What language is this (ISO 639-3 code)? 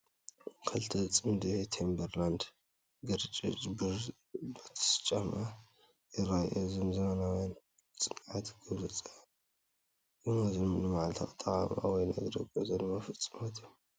tir